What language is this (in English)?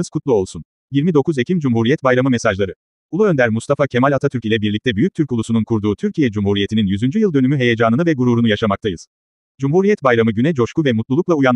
Turkish